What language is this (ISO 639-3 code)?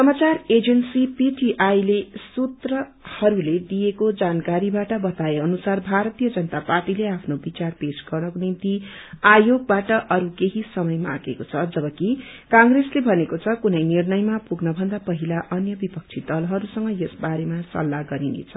nep